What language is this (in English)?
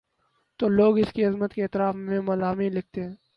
Urdu